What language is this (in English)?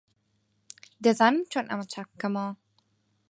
Central Kurdish